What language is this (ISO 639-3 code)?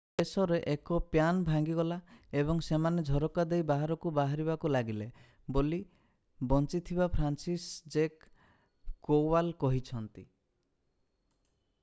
ori